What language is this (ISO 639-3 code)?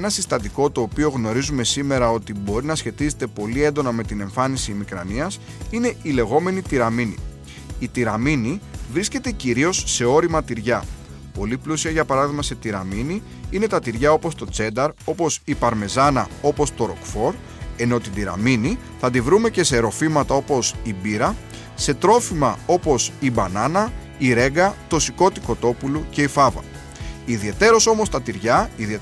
ell